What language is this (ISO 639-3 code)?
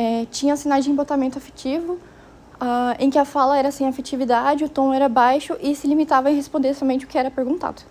por